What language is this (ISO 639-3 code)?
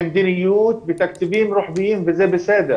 heb